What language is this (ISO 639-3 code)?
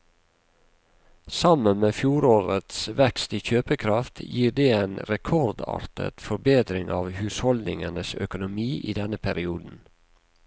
nor